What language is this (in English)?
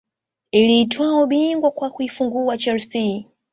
Swahili